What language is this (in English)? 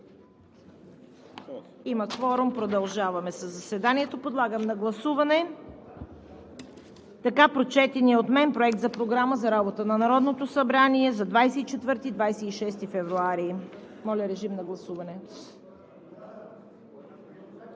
Bulgarian